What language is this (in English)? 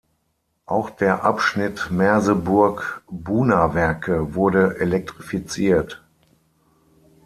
German